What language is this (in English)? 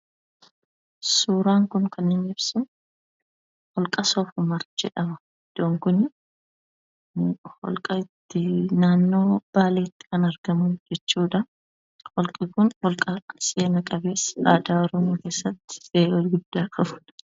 Oromo